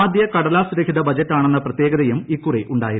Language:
Malayalam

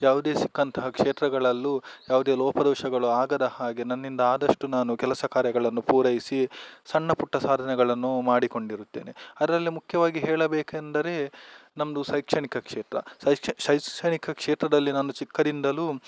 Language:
Kannada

